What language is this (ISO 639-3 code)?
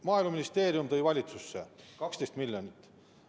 est